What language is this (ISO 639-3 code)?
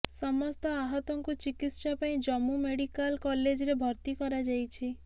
ori